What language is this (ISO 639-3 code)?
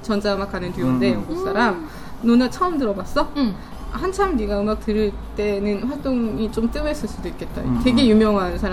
kor